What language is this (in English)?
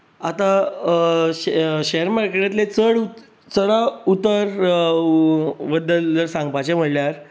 Konkani